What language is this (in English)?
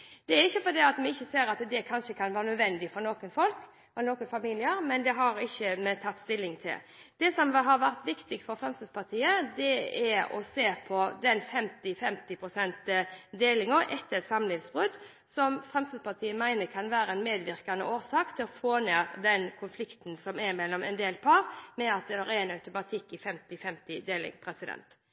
Norwegian Bokmål